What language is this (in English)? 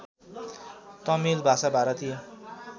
Nepali